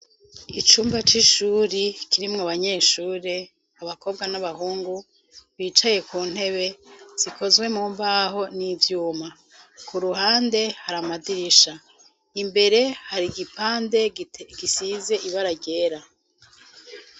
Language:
Rundi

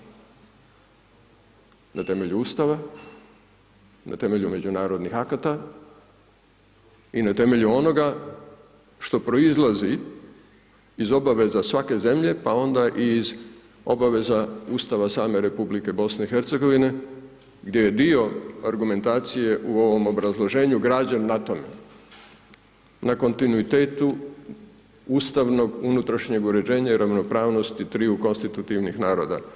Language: Croatian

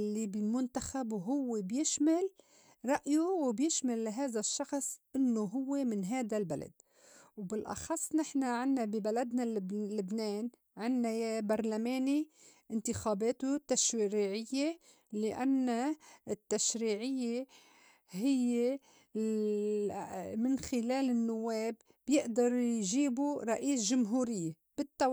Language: North Levantine Arabic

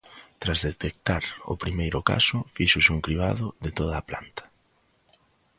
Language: Galician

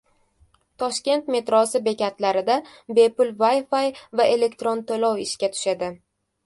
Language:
Uzbek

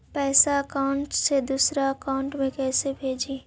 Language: Magahi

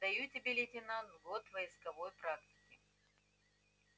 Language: Russian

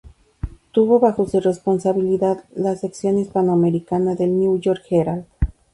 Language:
Spanish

